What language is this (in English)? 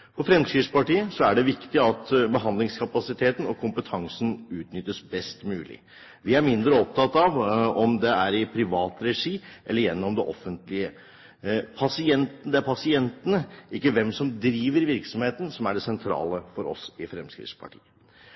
Norwegian Bokmål